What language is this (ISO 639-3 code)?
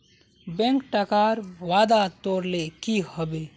mag